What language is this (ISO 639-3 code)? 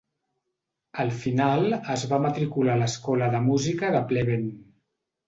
cat